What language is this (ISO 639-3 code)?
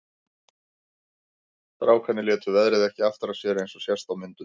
isl